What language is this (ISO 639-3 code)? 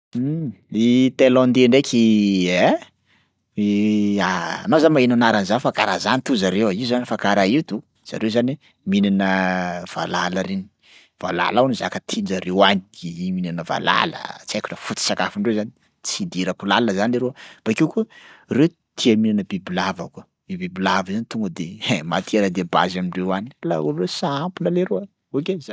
skg